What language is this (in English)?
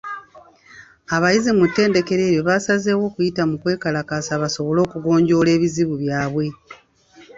Ganda